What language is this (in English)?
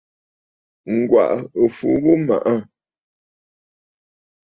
Bafut